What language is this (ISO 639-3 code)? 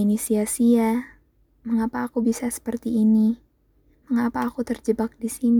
ind